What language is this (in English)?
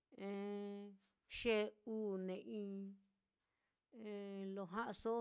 Mitlatongo Mixtec